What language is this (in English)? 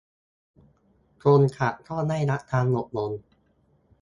Thai